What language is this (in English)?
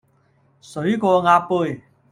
Cantonese